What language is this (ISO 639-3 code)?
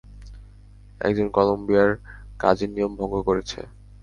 ben